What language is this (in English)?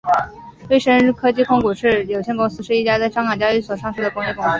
Chinese